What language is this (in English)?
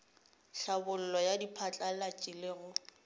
Northern Sotho